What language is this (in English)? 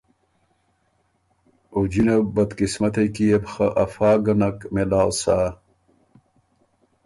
Ormuri